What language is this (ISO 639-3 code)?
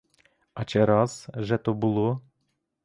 ukr